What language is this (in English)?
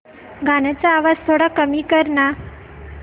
Marathi